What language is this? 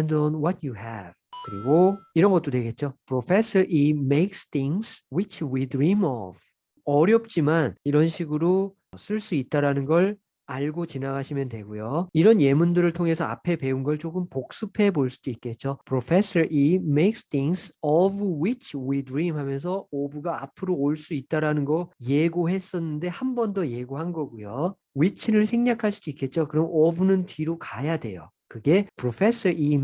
Korean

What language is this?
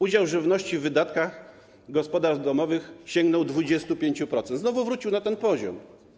Polish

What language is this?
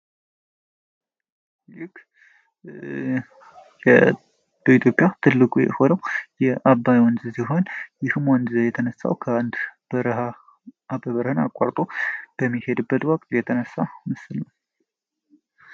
Amharic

